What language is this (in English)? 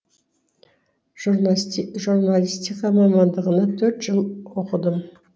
Kazakh